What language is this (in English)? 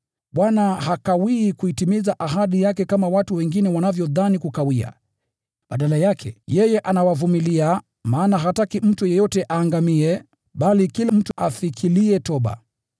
Swahili